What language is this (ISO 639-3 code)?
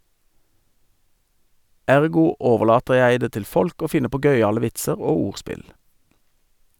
nor